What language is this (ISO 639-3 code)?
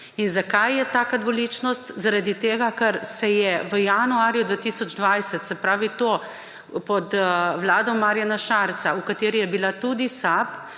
slv